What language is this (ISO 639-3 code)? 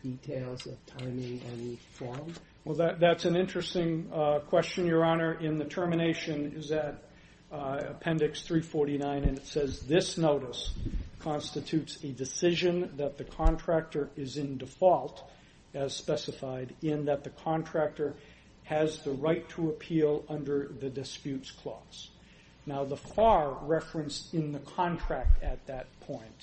eng